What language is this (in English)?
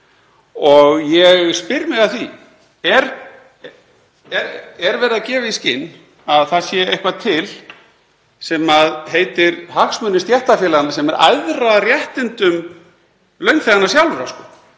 Icelandic